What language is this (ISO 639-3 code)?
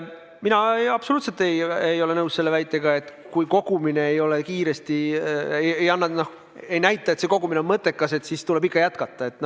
est